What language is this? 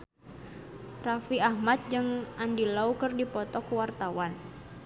Sundanese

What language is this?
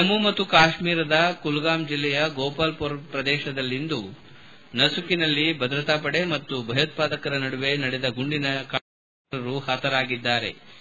Kannada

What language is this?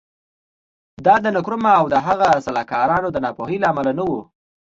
Pashto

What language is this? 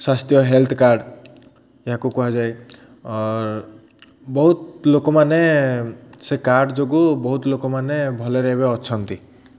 Odia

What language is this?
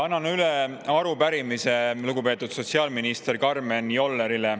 Estonian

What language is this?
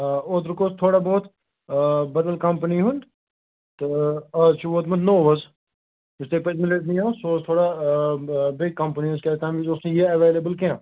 Kashmiri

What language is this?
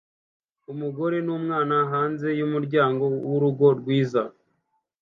Kinyarwanda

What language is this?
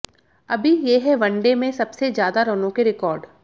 Hindi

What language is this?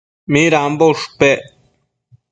Matsés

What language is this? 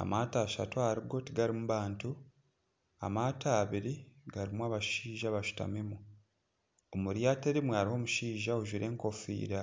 Nyankole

